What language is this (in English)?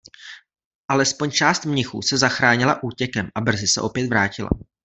Czech